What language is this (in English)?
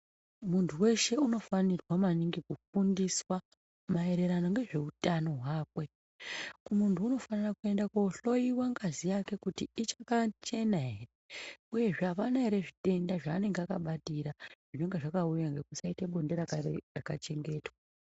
Ndau